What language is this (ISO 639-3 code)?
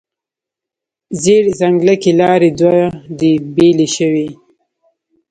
pus